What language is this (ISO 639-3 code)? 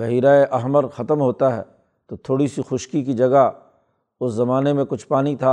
urd